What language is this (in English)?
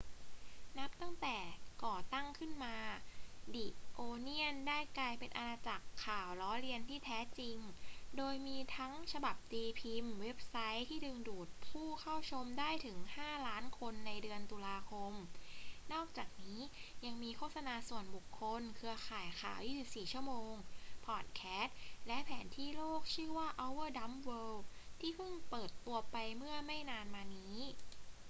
Thai